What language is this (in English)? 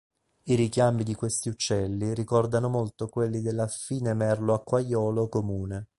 Italian